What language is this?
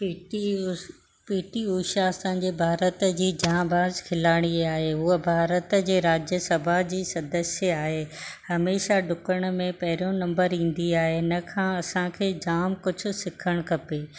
Sindhi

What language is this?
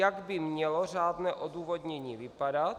Czech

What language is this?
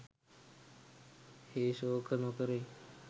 Sinhala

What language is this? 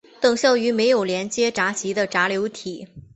Chinese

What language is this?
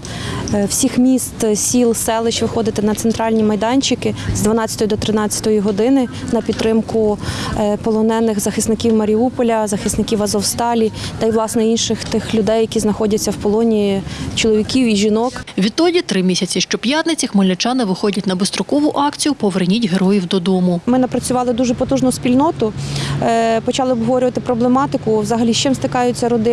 Ukrainian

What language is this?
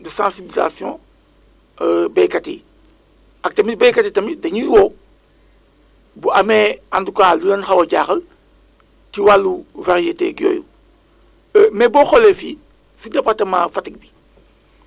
Wolof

